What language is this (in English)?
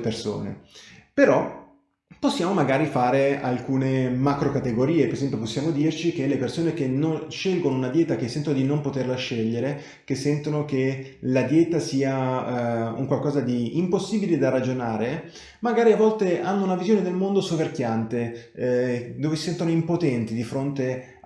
Italian